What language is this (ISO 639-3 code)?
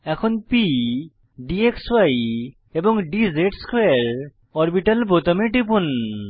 ben